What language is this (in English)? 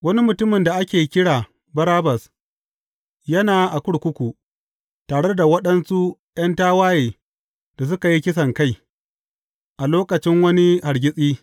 Hausa